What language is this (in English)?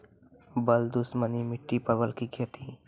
Maithili